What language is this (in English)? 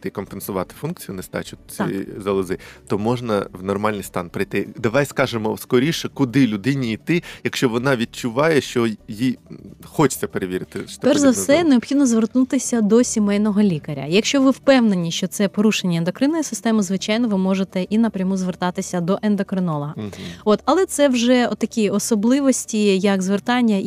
Ukrainian